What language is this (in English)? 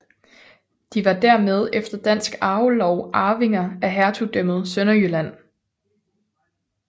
Danish